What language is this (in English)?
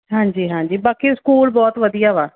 Punjabi